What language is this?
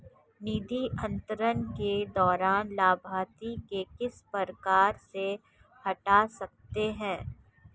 Hindi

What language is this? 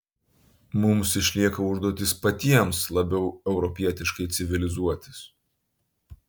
Lithuanian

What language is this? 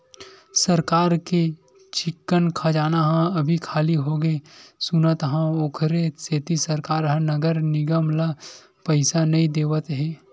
Chhattisgarhi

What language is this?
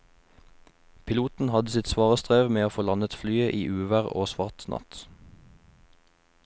Norwegian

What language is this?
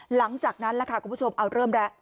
Thai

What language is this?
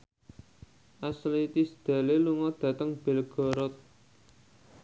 Javanese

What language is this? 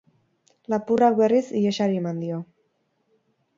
Basque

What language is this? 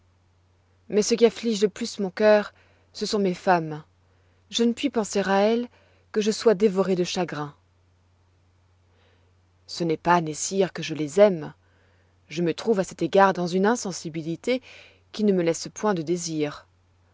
French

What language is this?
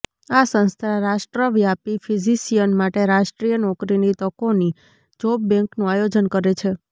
Gujarati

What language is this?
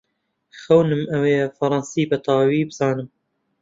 Central Kurdish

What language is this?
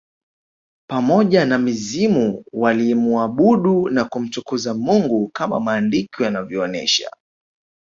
Swahili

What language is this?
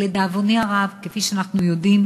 Hebrew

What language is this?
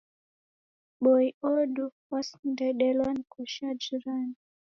Taita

